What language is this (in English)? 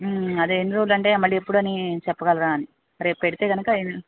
Telugu